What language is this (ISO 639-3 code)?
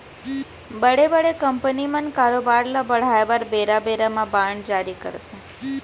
hne